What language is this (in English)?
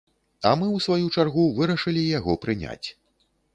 Belarusian